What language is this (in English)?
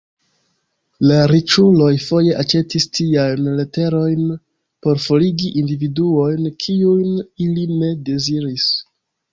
Esperanto